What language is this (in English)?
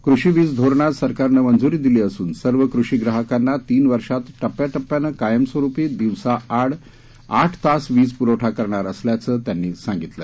Marathi